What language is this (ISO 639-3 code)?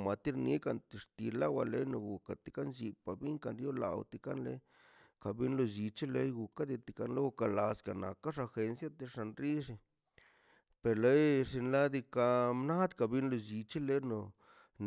zpy